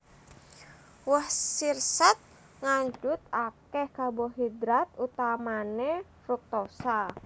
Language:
Javanese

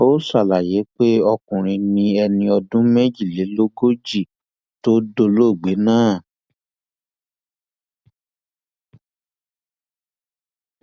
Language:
Yoruba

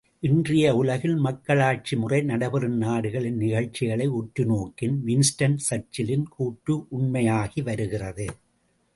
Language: Tamil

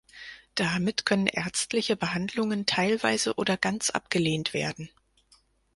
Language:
German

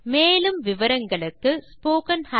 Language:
Tamil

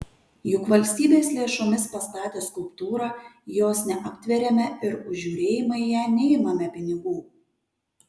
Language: Lithuanian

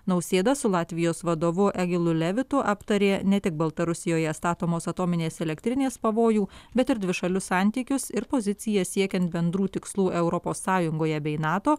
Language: Lithuanian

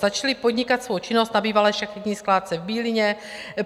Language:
Czech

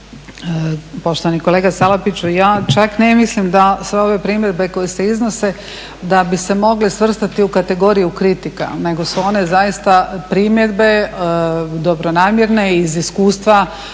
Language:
Croatian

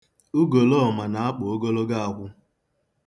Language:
Igbo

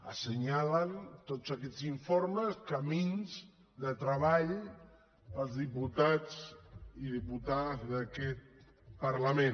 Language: Catalan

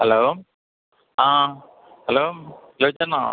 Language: Malayalam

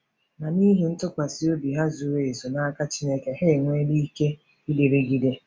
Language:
Igbo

